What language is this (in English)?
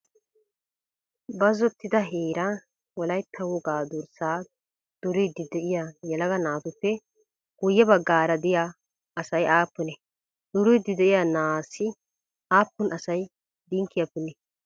Wolaytta